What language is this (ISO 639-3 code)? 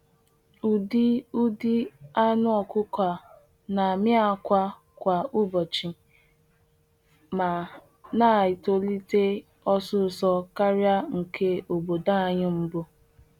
ibo